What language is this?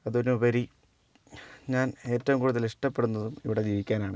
Malayalam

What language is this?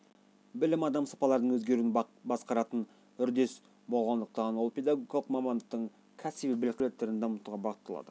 Kazakh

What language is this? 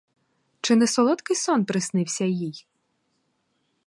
Ukrainian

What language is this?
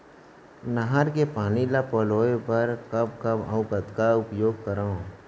Chhattisgarhi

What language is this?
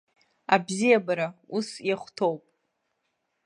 Abkhazian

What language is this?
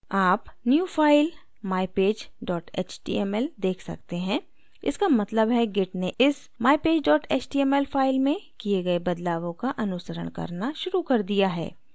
Hindi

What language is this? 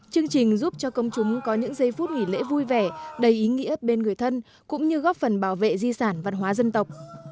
Vietnamese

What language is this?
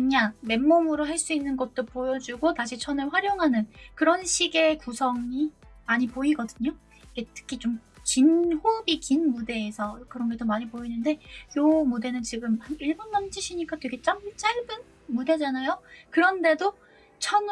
Korean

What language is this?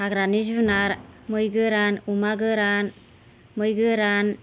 Bodo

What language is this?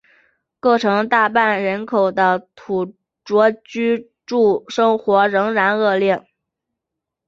Chinese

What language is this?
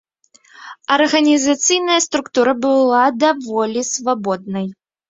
Belarusian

